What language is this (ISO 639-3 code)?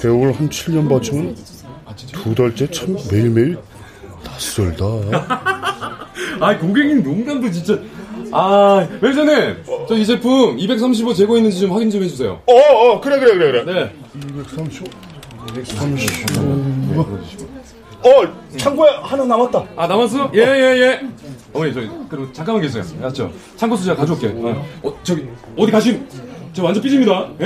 kor